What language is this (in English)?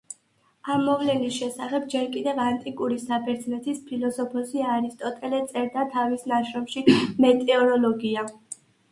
Georgian